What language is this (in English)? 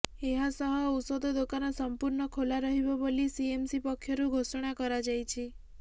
Odia